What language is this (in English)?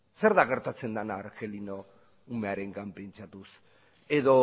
Basque